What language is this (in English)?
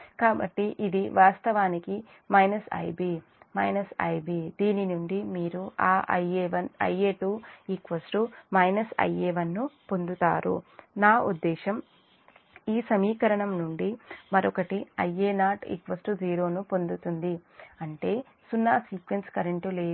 Telugu